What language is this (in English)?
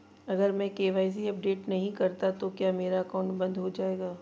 Hindi